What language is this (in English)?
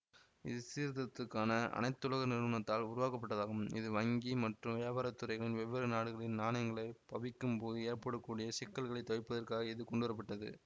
Tamil